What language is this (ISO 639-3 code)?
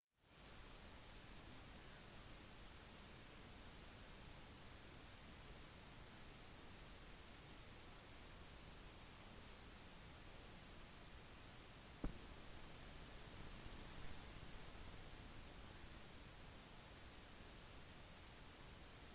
nob